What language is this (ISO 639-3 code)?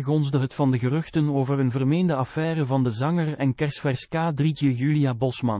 nld